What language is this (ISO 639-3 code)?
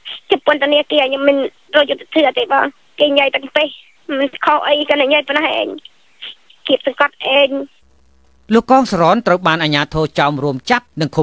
tha